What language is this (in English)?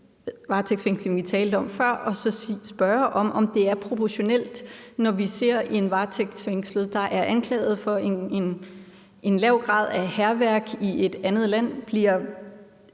Danish